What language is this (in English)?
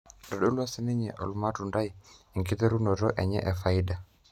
Masai